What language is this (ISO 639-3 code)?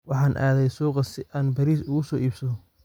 som